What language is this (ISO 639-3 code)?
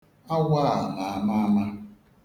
ibo